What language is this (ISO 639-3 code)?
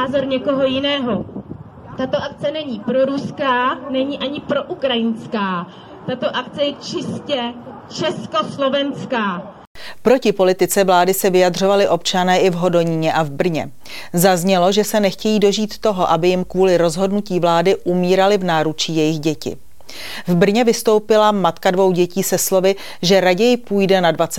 ces